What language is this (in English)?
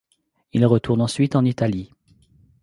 French